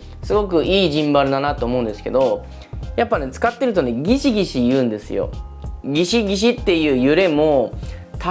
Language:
Japanese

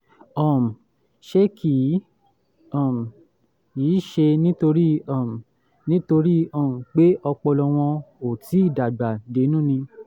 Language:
Yoruba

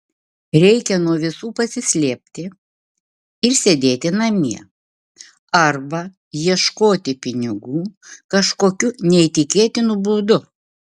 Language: Lithuanian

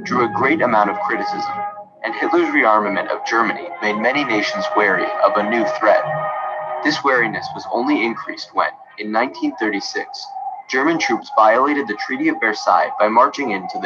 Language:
Indonesian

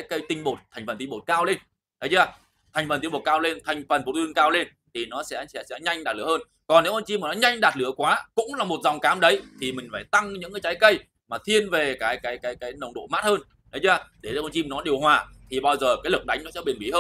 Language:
Vietnamese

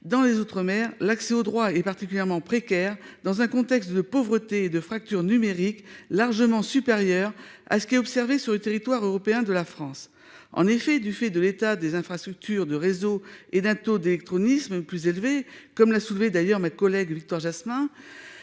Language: French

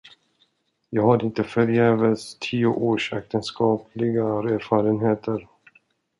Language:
Swedish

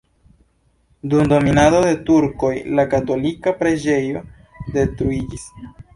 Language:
Esperanto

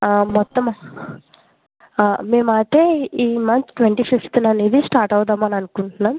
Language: Telugu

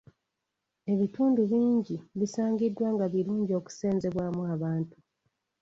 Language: Ganda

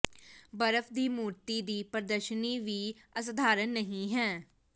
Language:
Punjabi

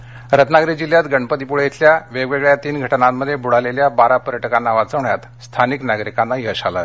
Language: Marathi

